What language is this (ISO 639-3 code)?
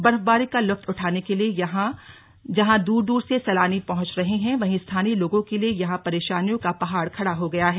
hin